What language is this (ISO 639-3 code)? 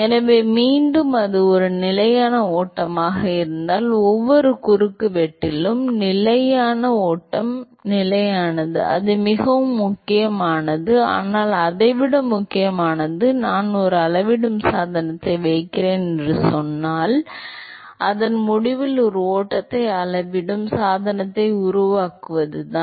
tam